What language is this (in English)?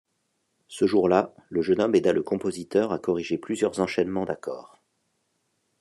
French